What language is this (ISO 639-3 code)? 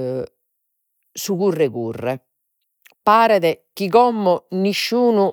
srd